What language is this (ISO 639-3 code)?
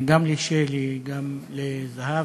heb